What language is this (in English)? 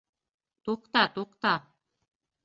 Bashkir